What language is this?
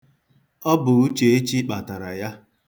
Igbo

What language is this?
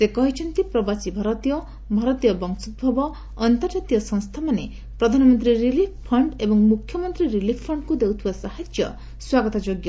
Odia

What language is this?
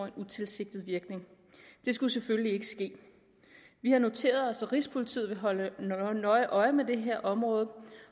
Danish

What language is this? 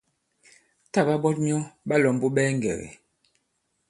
Bankon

